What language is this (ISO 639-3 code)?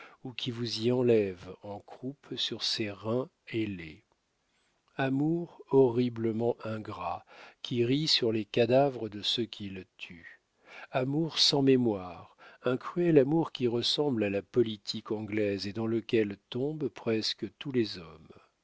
fra